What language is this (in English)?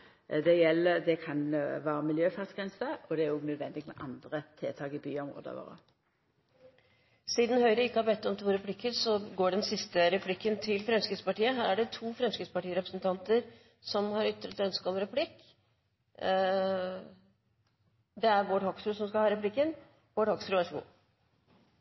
Norwegian